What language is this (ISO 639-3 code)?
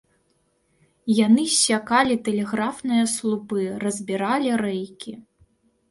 bel